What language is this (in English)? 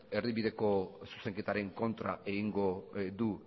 Basque